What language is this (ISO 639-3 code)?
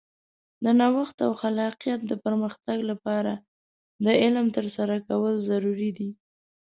pus